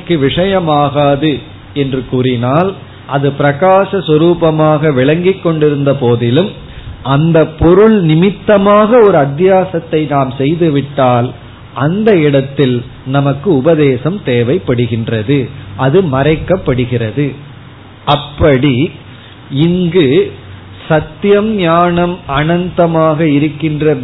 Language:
Tamil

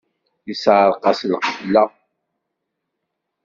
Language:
Kabyle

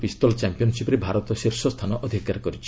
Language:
Odia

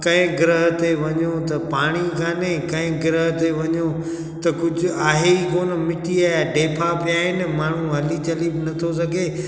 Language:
Sindhi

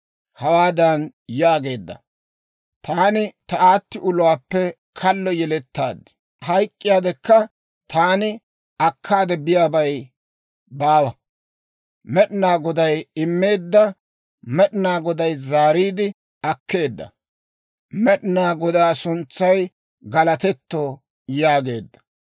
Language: Dawro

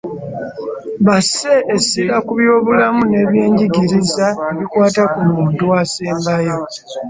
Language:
Ganda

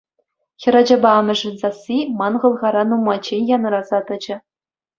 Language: Chuvash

